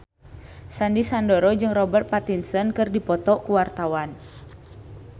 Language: Sundanese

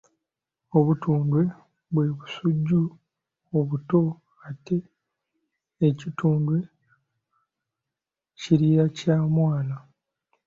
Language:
Ganda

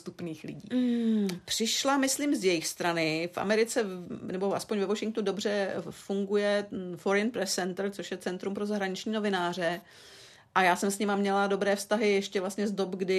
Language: Czech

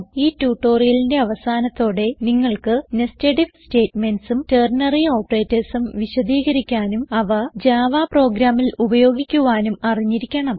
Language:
Malayalam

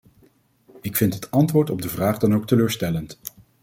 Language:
Dutch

